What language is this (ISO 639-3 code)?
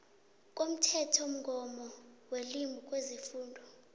nbl